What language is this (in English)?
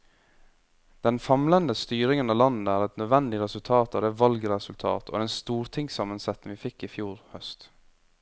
Norwegian